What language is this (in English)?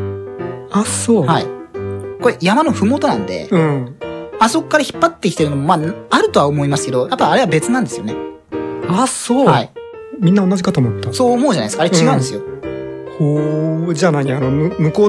Japanese